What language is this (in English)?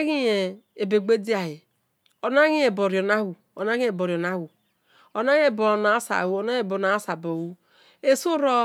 Esan